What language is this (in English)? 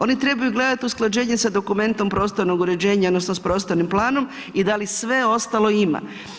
Croatian